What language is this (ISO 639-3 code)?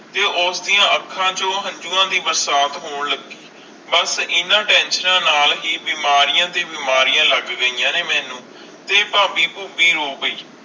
pan